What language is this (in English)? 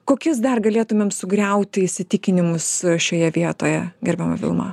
Lithuanian